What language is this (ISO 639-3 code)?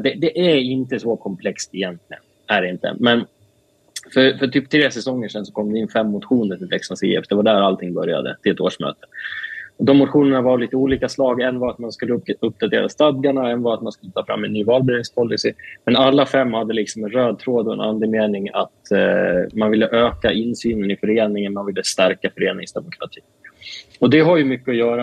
swe